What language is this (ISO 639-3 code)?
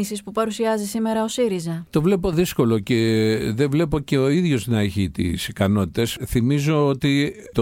ell